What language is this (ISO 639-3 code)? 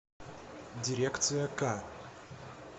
rus